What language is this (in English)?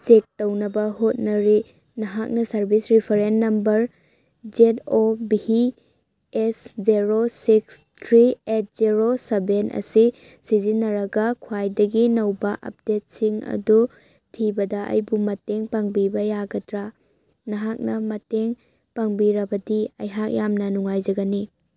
Manipuri